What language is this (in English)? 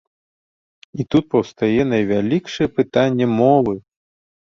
Belarusian